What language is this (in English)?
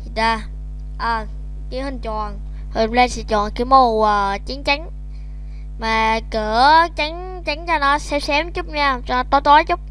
Vietnamese